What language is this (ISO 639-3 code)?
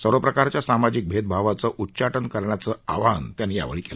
mar